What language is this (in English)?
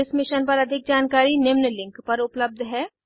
Hindi